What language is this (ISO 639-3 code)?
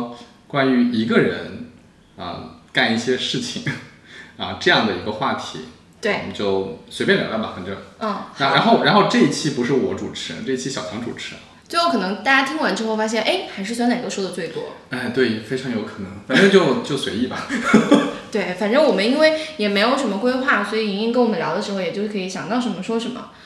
zho